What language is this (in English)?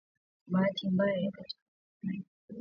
Swahili